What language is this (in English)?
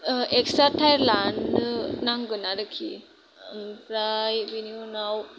Bodo